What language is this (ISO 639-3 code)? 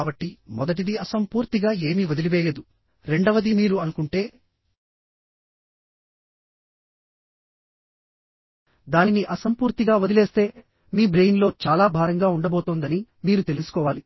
tel